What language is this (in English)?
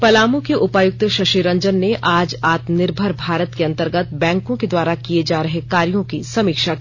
Hindi